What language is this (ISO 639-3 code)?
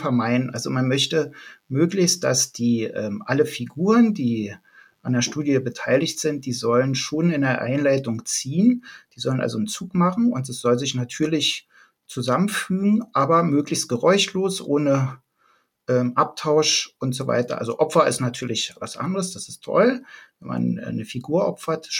deu